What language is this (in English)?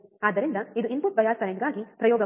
Kannada